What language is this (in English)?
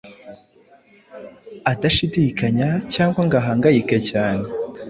Kinyarwanda